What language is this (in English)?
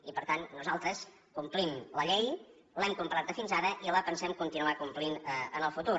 Catalan